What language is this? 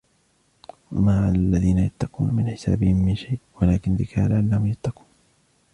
Arabic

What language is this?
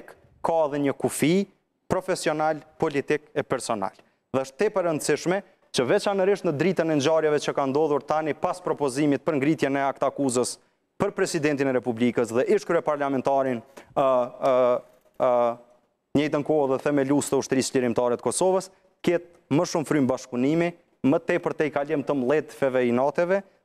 Romanian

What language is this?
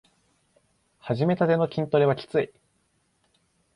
Japanese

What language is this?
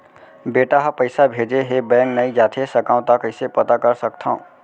Chhattisgarhi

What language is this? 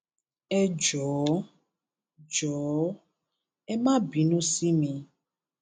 Yoruba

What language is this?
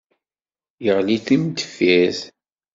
Kabyle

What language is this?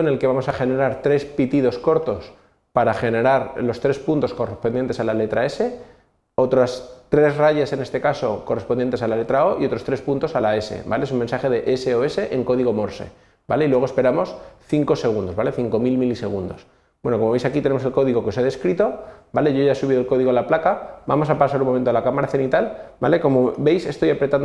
Spanish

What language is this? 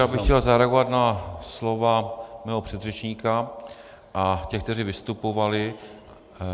Czech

